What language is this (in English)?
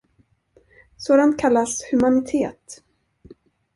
Swedish